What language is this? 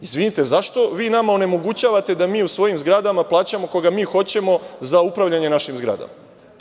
Serbian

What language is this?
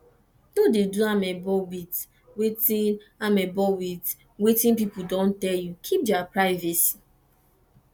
Nigerian Pidgin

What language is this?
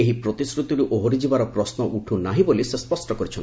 Odia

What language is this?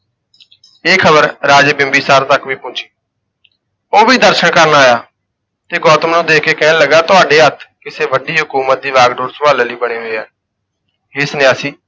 Punjabi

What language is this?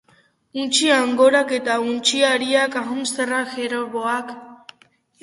Basque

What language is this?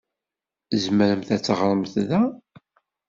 Kabyle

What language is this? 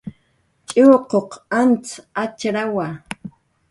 Jaqaru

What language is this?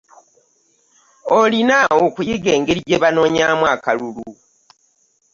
Ganda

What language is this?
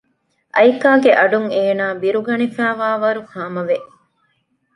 Divehi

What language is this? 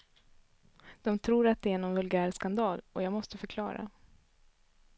Swedish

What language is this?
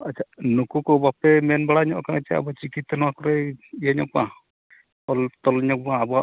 Santali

